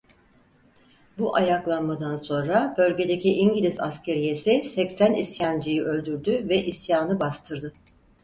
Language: Turkish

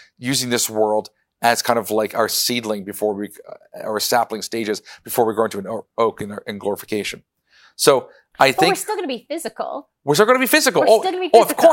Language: English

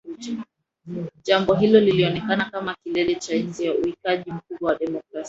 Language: Swahili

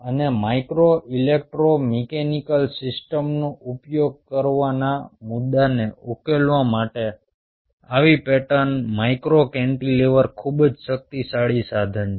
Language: Gujarati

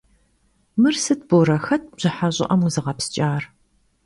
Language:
Kabardian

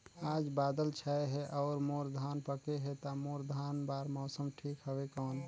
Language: Chhattisgarhi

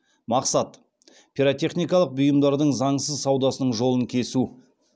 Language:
Kazakh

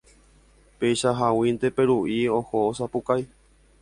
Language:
Guarani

